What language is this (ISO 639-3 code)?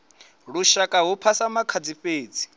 ven